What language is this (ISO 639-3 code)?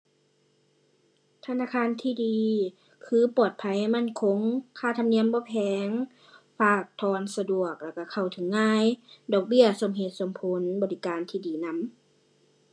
tha